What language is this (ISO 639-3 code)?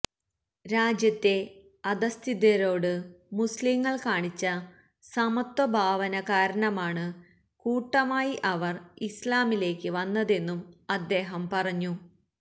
mal